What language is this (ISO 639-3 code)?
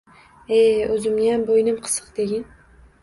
uzb